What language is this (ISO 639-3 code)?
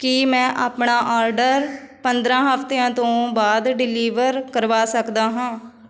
pan